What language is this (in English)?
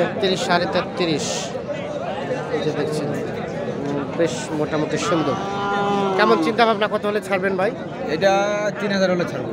Bangla